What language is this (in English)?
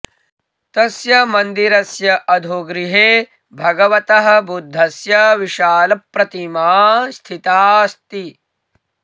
Sanskrit